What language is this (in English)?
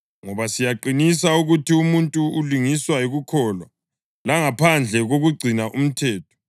North Ndebele